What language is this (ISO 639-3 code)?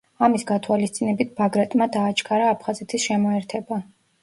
kat